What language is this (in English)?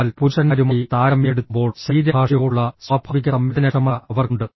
Malayalam